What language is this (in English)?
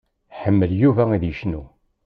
Kabyle